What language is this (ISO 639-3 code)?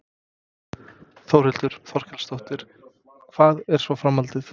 isl